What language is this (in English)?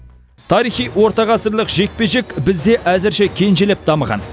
Kazakh